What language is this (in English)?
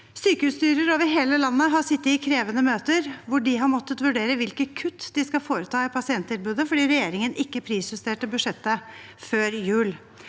Norwegian